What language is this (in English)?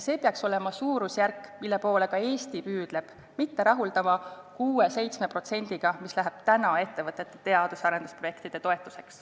Estonian